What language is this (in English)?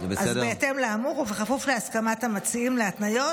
Hebrew